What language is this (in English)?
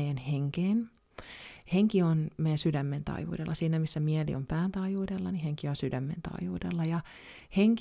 Finnish